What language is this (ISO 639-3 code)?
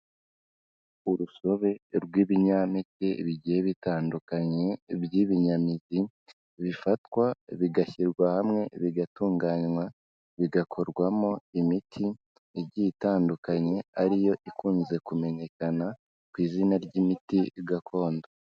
kin